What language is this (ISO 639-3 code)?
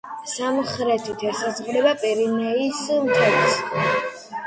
kat